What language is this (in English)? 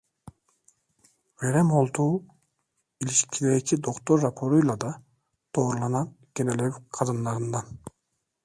Turkish